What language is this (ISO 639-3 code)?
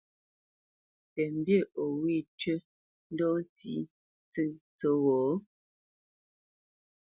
bce